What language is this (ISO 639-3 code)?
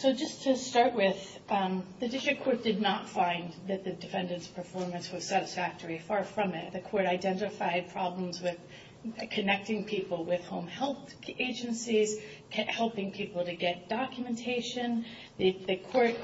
eng